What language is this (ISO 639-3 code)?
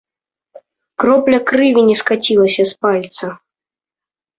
bel